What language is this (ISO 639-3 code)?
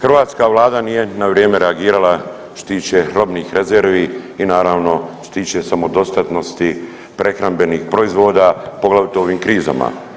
hrv